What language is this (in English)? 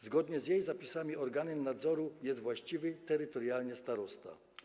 Polish